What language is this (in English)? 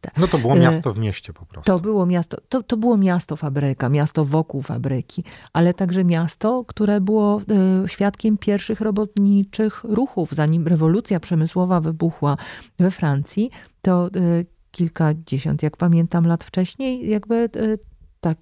Polish